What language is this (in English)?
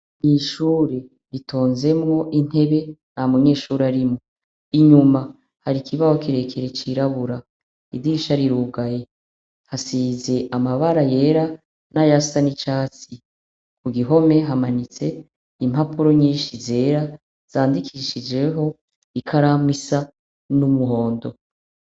Rundi